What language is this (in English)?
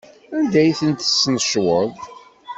Kabyle